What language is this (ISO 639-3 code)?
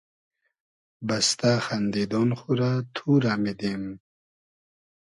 haz